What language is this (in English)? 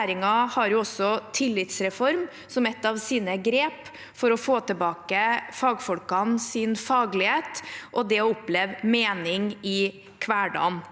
Norwegian